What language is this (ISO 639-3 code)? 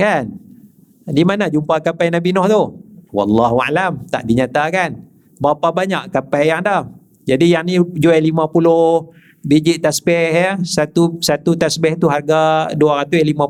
msa